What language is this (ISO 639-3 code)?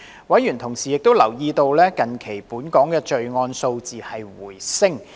yue